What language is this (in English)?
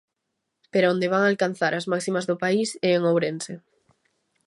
Galician